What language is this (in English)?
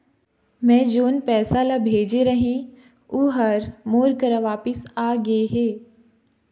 Chhattisgarhi